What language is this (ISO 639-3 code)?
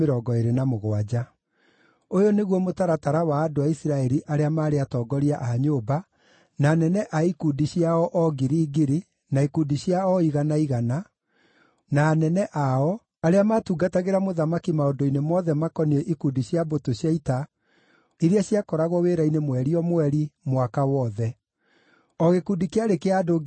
kik